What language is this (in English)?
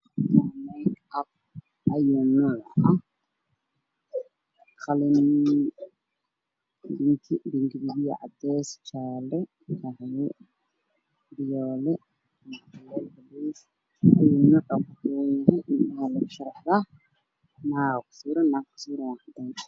Somali